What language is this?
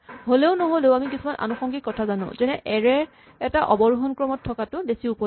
Assamese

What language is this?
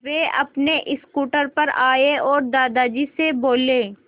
Hindi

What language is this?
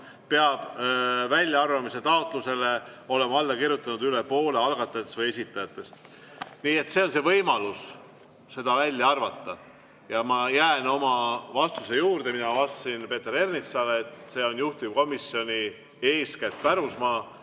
Estonian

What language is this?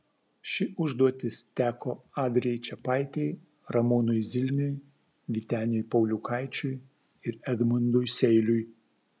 Lithuanian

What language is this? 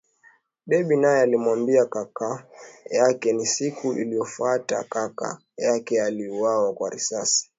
Swahili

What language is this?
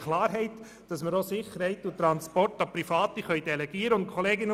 Swiss German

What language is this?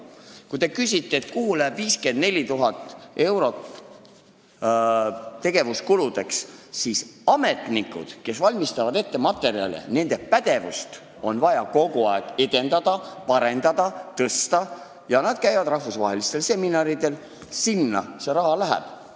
Estonian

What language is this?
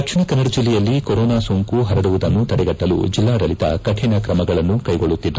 Kannada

